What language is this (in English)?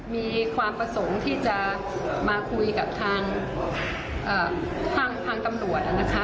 Thai